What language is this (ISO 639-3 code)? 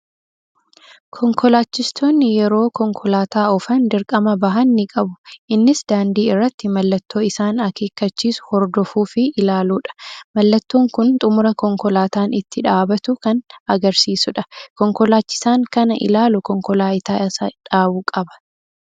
orm